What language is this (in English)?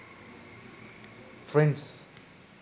Sinhala